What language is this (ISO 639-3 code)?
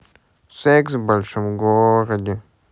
rus